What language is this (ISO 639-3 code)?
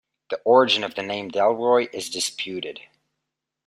eng